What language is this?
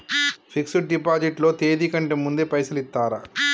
Telugu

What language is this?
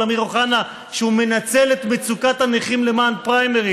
Hebrew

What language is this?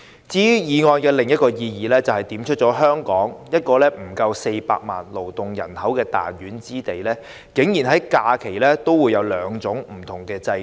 Cantonese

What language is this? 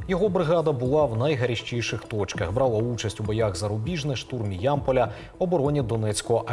Ukrainian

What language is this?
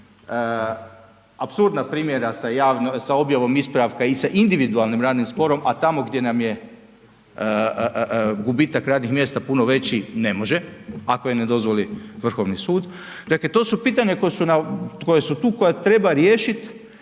Croatian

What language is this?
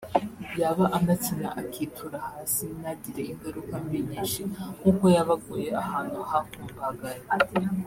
Kinyarwanda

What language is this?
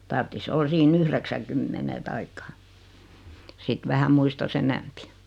Finnish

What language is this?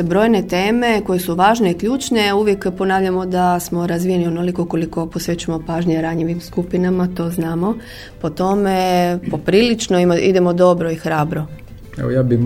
Croatian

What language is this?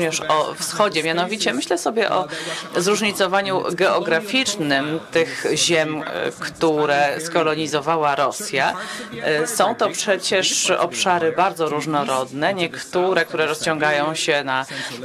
Polish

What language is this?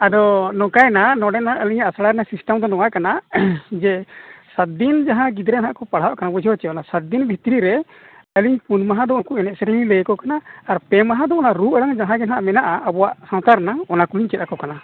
Santali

